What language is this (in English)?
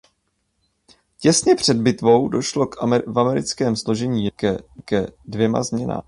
Czech